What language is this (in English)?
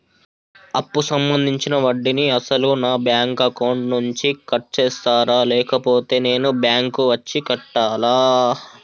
Telugu